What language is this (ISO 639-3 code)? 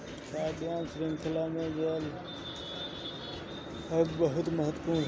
bho